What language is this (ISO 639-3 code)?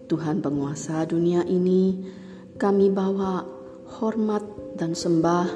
ind